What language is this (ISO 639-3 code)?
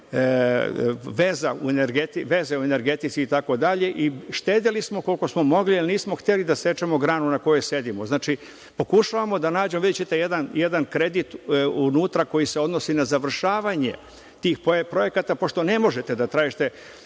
srp